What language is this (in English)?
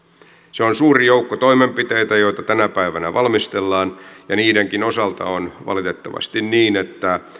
Finnish